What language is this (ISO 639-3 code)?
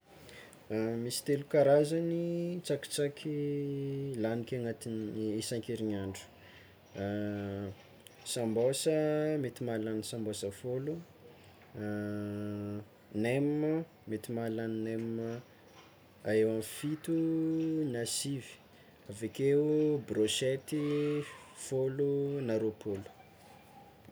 xmw